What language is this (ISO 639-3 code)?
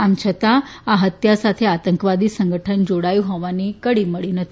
guj